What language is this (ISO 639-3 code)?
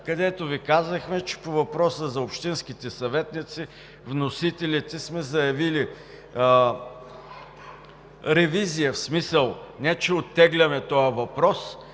bul